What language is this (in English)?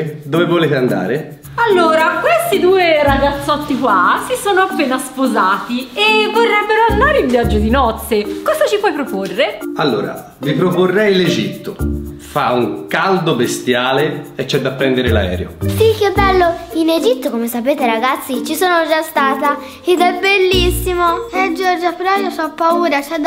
Italian